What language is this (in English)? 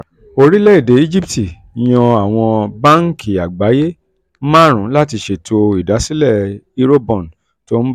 Yoruba